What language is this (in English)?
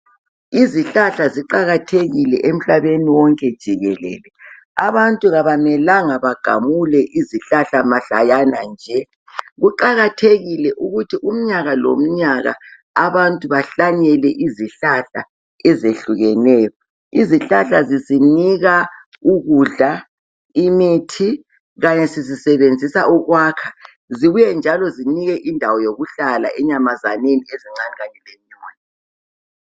North Ndebele